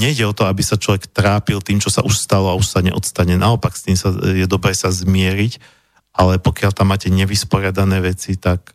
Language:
Slovak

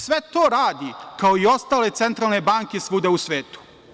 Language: Serbian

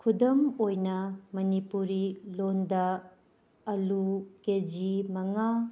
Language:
Manipuri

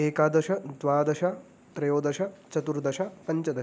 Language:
Sanskrit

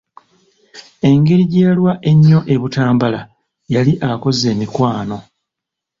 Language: Ganda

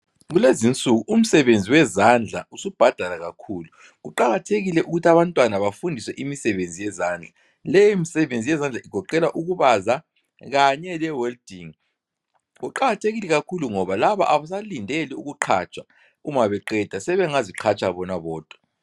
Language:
North Ndebele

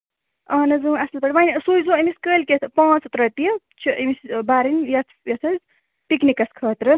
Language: Kashmiri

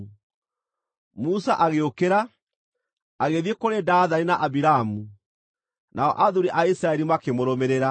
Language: Kikuyu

